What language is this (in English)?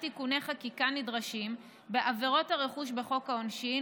Hebrew